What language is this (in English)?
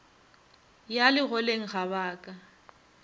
Northern Sotho